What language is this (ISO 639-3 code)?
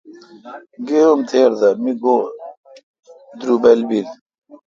xka